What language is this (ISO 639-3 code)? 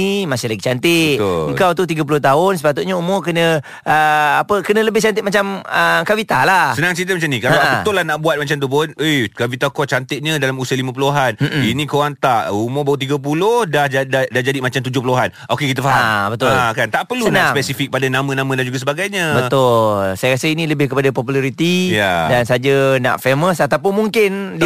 msa